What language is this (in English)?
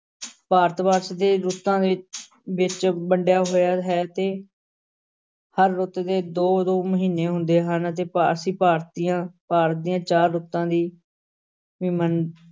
Punjabi